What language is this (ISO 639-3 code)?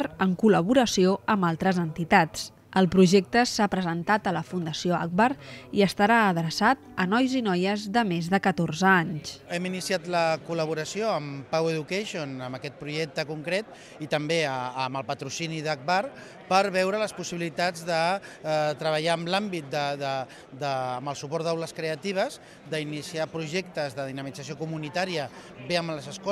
spa